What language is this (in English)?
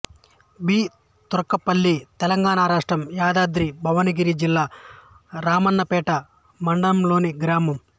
Telugu